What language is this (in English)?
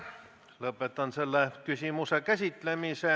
Estonian